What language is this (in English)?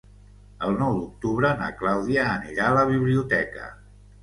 Catalan